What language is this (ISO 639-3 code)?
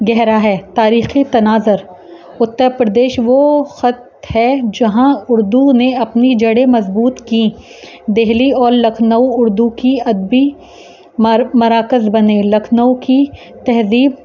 urd